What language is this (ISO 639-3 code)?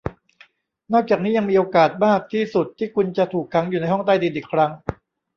tha